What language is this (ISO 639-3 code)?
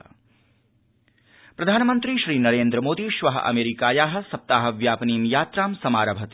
san